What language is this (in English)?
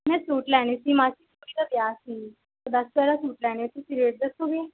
Punjabi